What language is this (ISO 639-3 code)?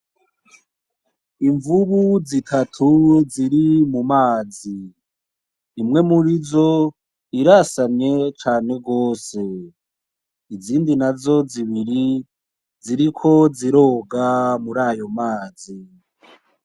run